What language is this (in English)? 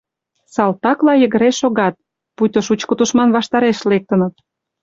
Mari